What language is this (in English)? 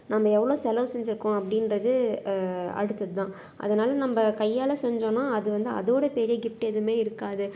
Tamil